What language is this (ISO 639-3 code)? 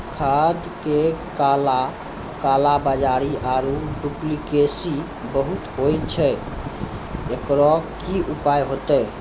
mai